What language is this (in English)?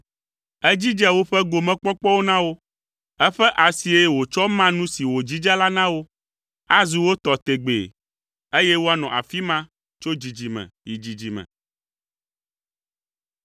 Ewe